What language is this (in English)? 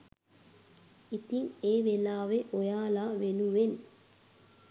Sinhala